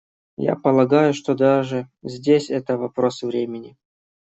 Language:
Russian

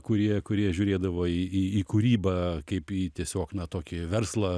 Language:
Lithuanian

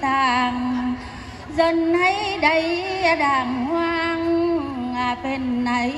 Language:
Vietnamese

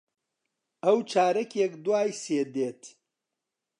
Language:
Central Kurdish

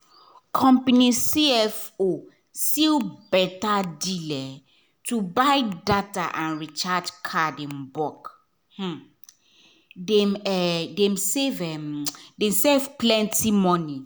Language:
Nigerian Pidgin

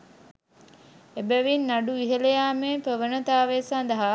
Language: Sinhala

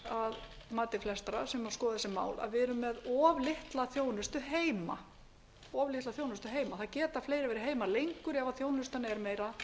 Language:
Icelandic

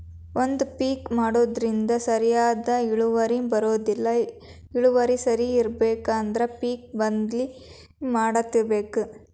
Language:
Kannada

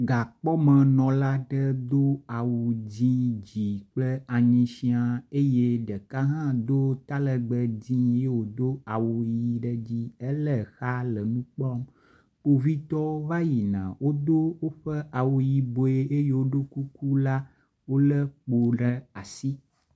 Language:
Ewe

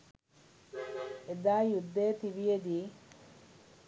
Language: Sinhala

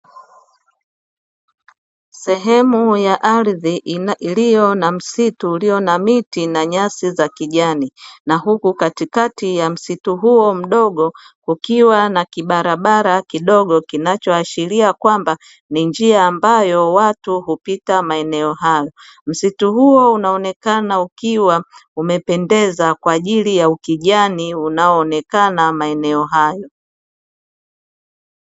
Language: Swahili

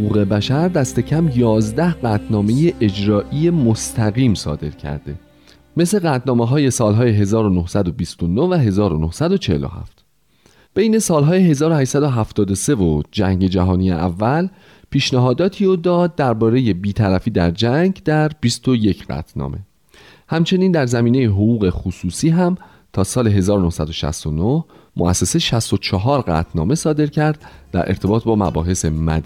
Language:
Persian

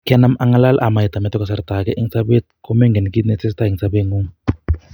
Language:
Kalenjin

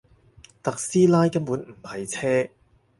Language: Cantonese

